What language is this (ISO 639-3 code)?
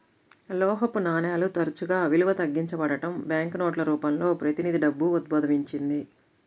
tel